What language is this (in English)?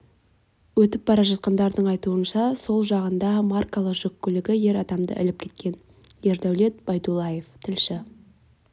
Kazakh